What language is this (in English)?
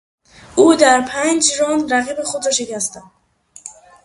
Persian